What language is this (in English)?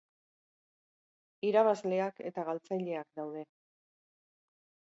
Basque